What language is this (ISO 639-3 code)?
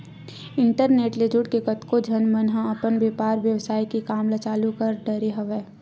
hne